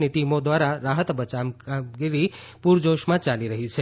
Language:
Gujarati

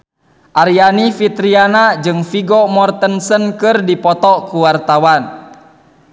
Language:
Sundanese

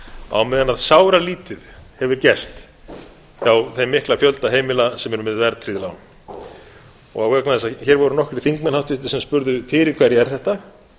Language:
Icelandic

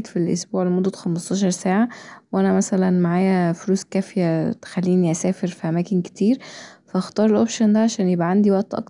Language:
Egyptian Arabic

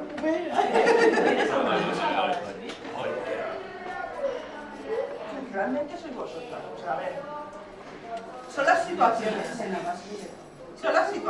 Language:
Spanish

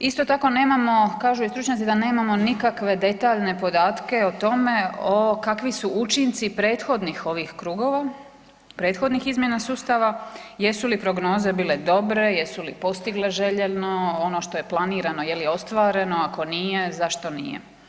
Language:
Croatian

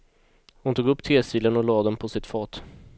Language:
Swedish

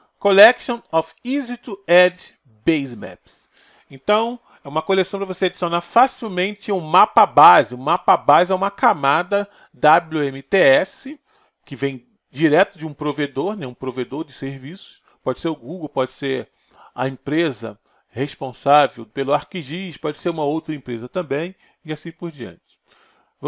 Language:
Portuguese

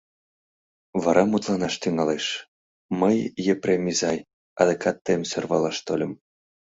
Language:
Mari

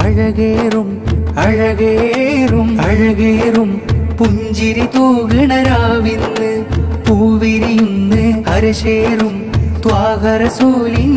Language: Romanian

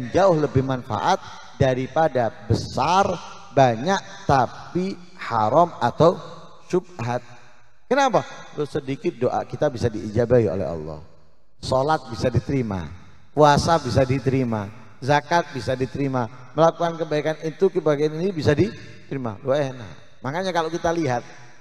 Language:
Indonesian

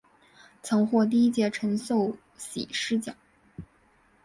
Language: Chinese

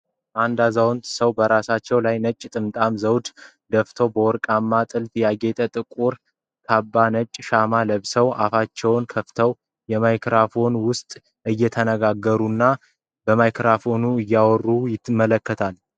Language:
Amharic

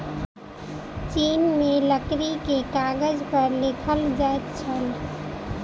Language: Maithili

